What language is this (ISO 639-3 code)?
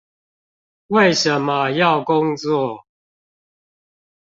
zho